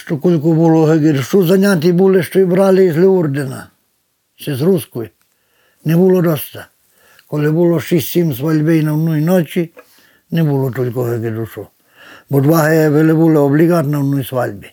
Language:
Ukrainian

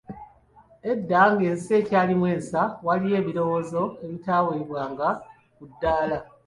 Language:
Ganda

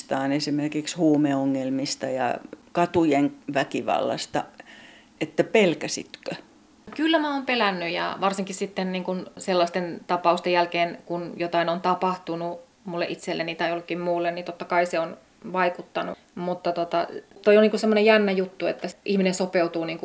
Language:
Finnish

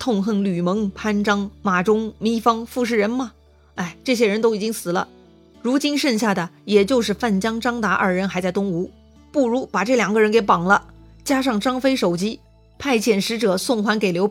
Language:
Chinese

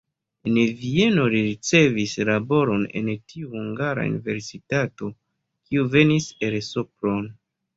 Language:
Esperanto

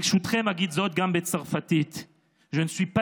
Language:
Hebrew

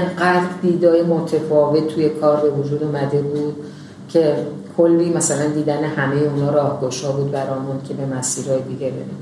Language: Persian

